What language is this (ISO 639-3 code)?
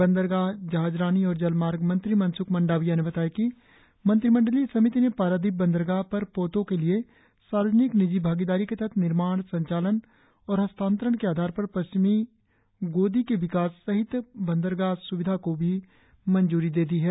hin